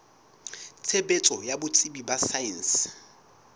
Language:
Southern Sotho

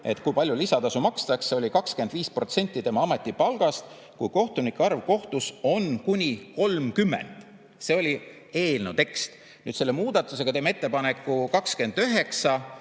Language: Estonian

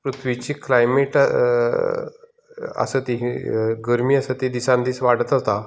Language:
Konkani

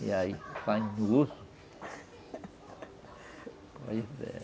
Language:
Portuguese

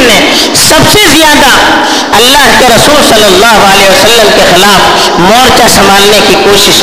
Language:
Urdu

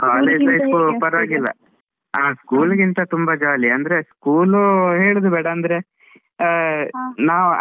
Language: Kannada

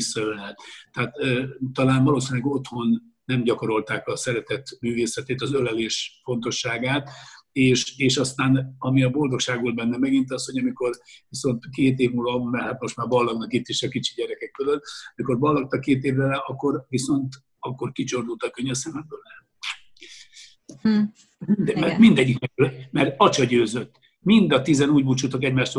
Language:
Hungarian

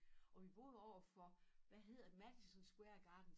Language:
Danish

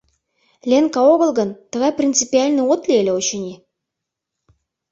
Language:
Mari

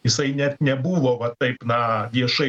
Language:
Lithuanian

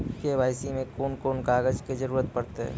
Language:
Maithili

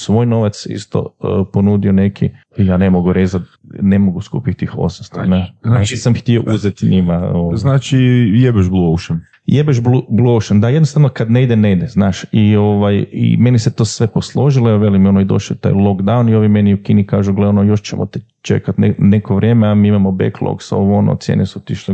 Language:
Croatian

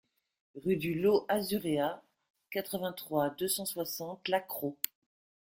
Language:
French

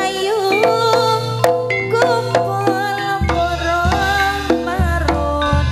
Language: Indonesian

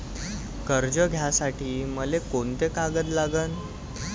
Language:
Marathi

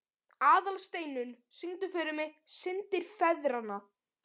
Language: Icelandic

